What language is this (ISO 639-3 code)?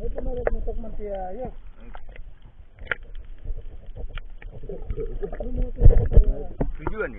ind